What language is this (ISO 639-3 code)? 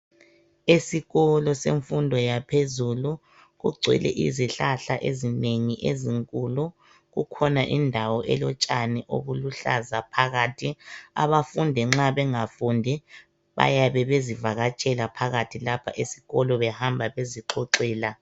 nde